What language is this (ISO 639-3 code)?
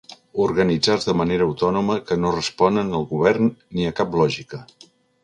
cat